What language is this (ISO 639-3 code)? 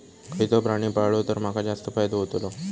mar